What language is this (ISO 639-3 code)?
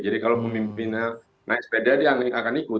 ind